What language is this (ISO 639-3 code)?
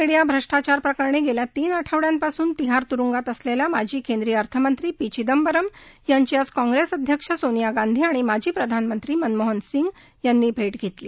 mar